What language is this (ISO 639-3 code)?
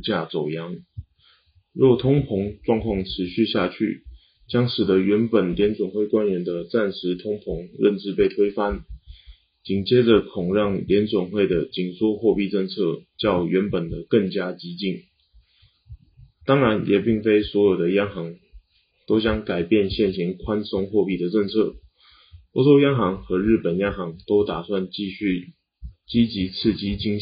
zho